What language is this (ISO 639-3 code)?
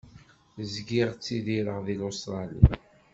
kab